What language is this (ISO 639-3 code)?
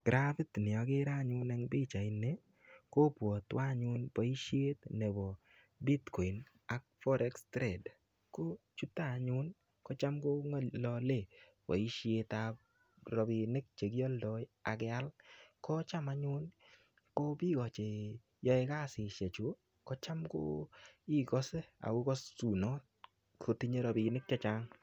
kln